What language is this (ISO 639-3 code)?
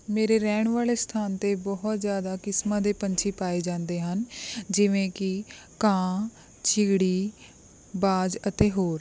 pan